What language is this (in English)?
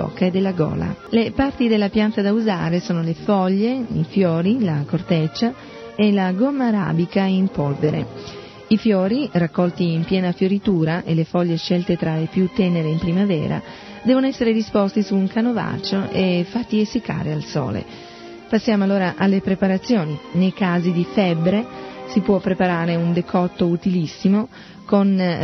Italian